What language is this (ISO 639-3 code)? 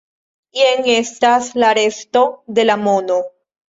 epo